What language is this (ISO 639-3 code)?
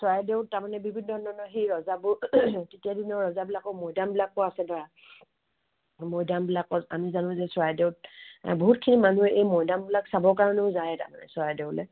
asm